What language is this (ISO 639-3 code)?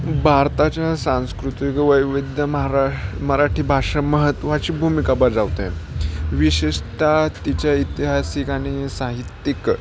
mar